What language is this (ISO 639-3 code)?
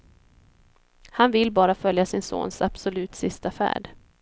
swe